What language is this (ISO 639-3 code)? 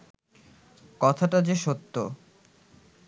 ben